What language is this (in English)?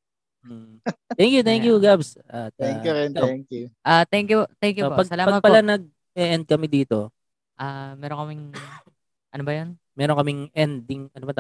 Filipino